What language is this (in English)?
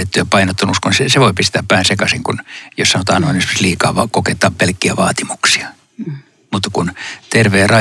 Finnish